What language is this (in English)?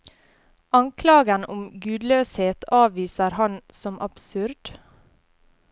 Norwegian